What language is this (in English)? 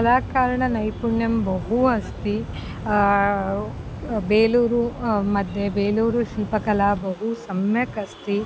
Sanskrit